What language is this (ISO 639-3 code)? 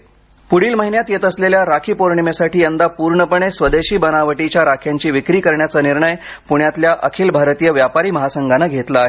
mar